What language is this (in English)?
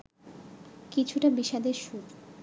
Bangla